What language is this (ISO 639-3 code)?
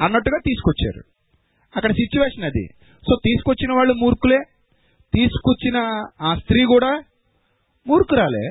tel